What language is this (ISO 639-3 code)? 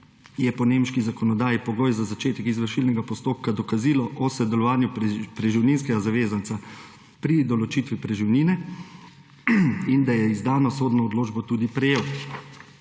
slv